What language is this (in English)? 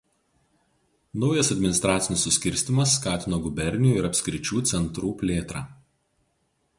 Lithuanian